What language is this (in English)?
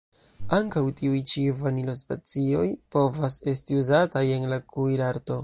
Esperanto